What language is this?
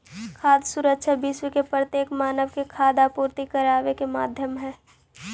Magahi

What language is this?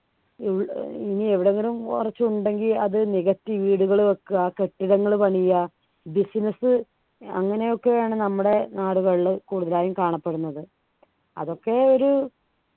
Malayalam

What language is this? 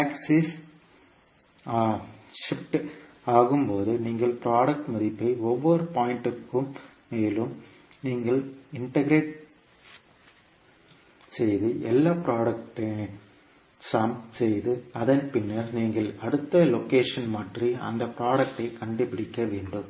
Tamil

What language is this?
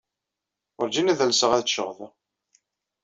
Kabyle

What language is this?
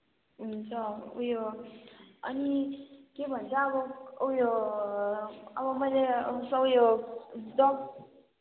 Nepali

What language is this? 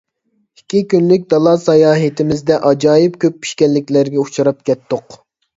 Uyghur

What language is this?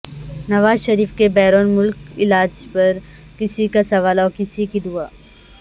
Urdu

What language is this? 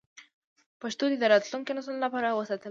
Pashto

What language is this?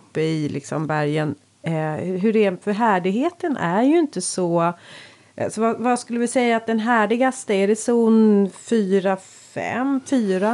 Swedish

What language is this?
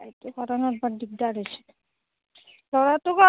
Assamese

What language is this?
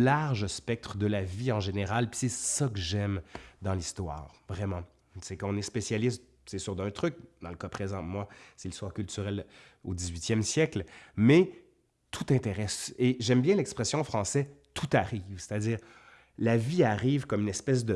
French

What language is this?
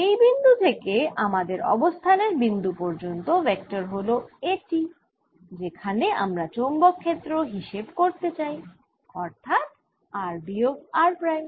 Bangla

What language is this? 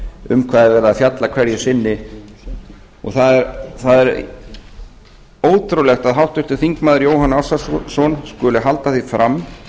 Icelandic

